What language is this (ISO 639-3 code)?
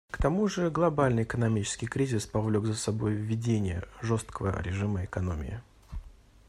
rus